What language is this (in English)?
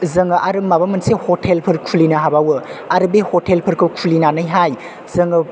Bodo